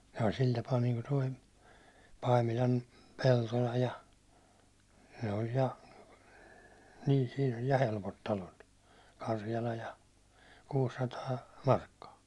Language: Finnish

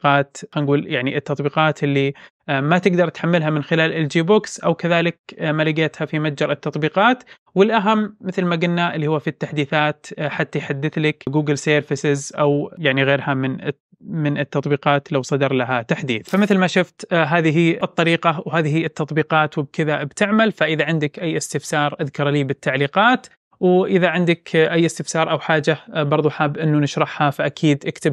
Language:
Arabic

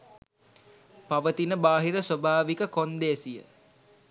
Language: Sinhala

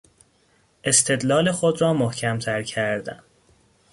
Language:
Persian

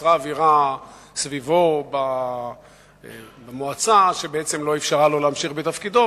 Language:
Hebrew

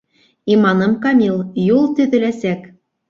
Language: Bashkir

